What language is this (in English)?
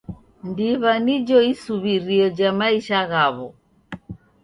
Taita